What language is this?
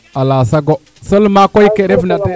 Serer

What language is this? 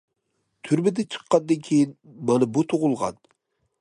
Uyghur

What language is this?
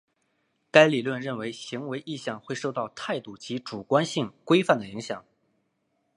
Chinese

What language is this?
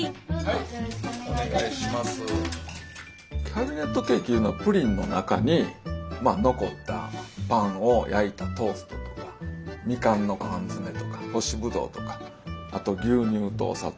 Japanese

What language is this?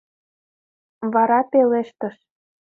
Mari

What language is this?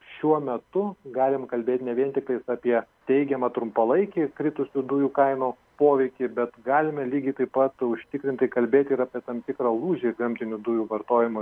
Lithuanian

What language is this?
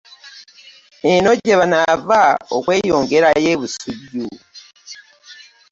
Ganda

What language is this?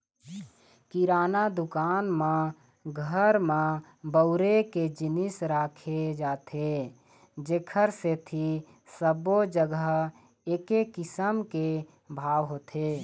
Chhattisgarhi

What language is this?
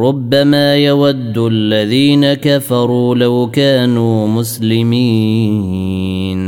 Arabic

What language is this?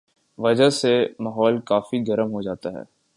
Urdu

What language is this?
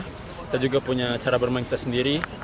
Indonesian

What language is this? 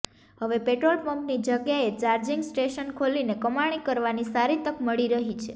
Gujarati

